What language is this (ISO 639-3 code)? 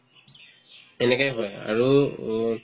asm